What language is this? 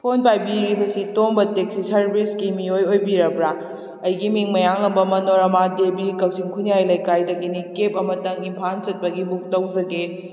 Manipuri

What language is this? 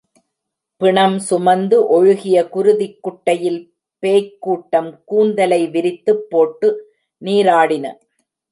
Tamil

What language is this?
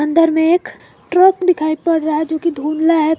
Hindi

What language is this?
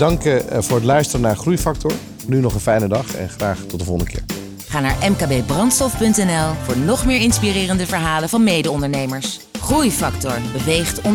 Dutch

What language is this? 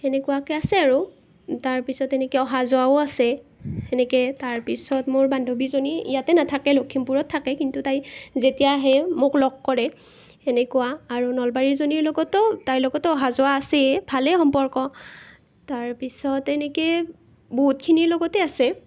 Assamese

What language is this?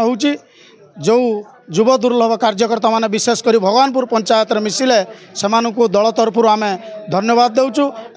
Bangla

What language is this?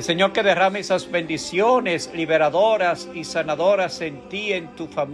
Spanish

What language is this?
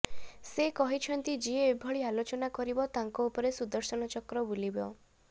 Odia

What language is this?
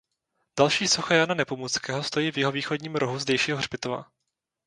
Czech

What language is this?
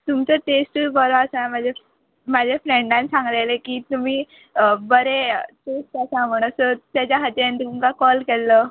Konkani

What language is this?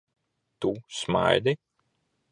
Latvian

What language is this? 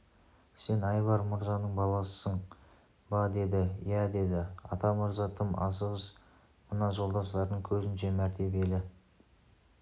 Kazakh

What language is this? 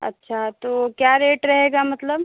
Hindi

